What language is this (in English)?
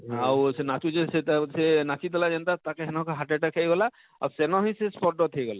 Odia